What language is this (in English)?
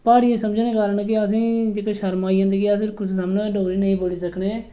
Dogri